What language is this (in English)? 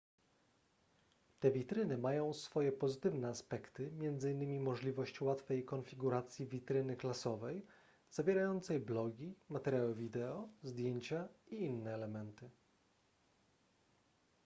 Polish